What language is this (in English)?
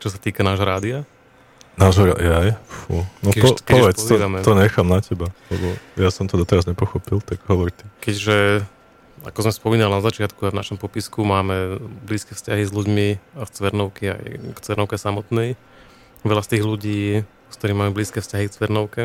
Slovak